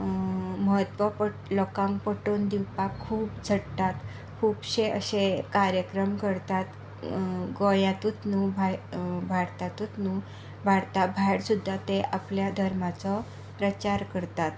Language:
Konkani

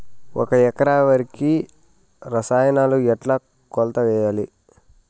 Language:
Telugu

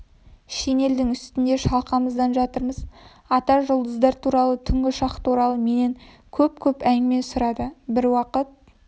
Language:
Kazakh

